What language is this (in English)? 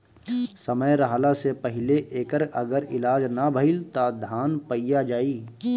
Bhojpuri